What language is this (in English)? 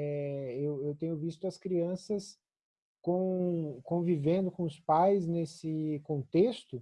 Portuguese